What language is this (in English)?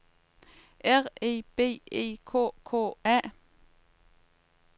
Danish